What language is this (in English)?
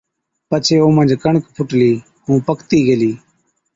Od